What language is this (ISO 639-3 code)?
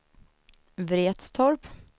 swe